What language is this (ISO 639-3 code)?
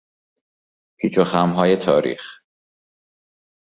fas